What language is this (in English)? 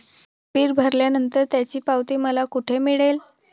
Marathi